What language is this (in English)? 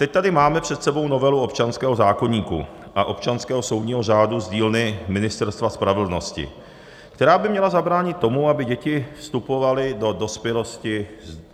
Czech